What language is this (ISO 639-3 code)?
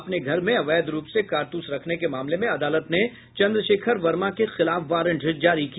hin